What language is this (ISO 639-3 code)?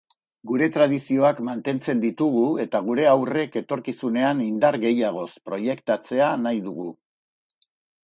eus